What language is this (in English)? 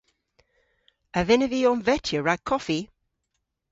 Cornish